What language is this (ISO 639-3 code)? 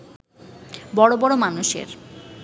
ben